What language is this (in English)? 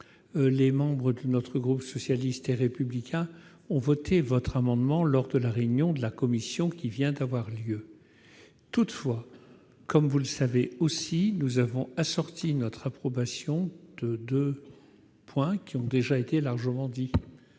French